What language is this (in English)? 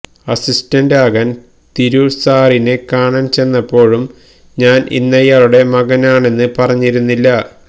Malayalam